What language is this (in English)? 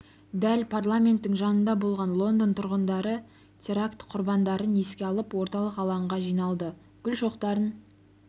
Kazakh